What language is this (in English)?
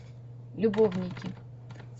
Russian